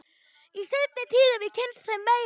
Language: Icelandic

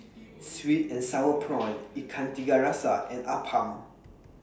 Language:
English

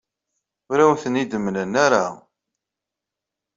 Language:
Kabyle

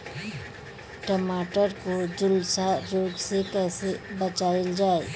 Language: Bhojpuri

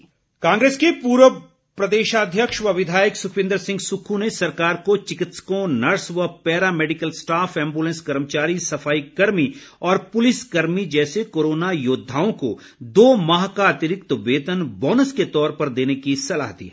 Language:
Hindi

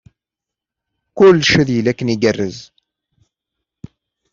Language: Kabyle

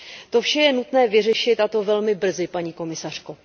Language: Czech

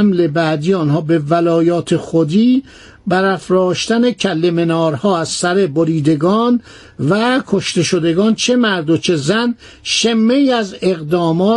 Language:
Persian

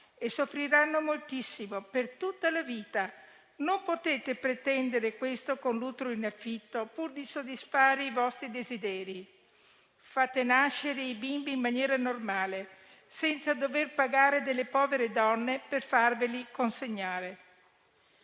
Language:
Italian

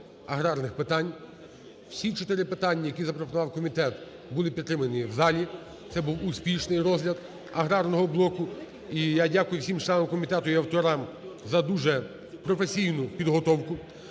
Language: Ukrainian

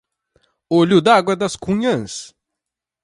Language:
Portuguese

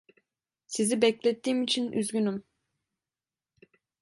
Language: Turkish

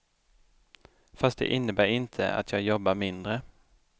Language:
Swedish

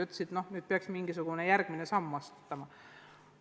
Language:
Estonian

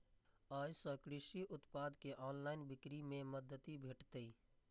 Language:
Maithili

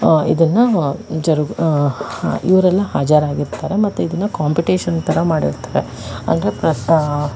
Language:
Kannada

